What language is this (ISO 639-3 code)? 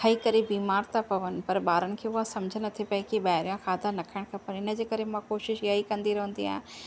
snd